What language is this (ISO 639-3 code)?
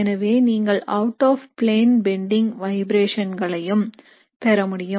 tam